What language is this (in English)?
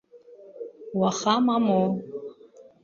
Abkhazian